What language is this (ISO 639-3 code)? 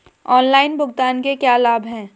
hin